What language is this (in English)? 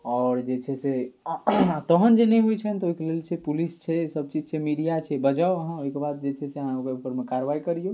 Maithili